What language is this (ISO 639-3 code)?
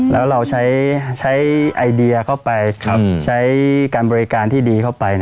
tha